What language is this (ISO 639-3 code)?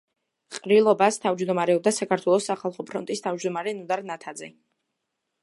kat